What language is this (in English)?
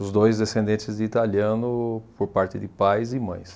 Portuguese